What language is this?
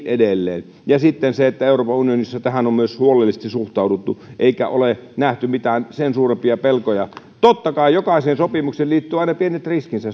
Finnish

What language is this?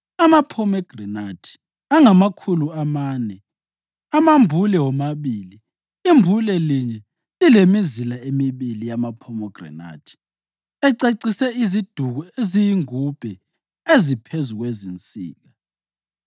North Ndebele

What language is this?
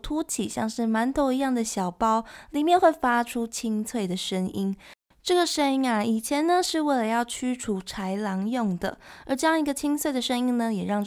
Chinese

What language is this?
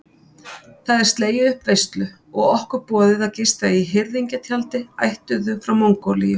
Icelandic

